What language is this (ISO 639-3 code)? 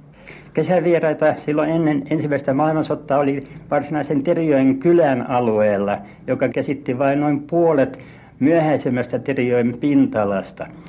fin